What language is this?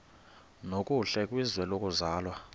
Xhosa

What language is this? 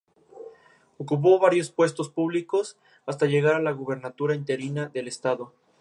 Spanish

